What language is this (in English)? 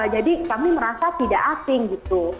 Indonesian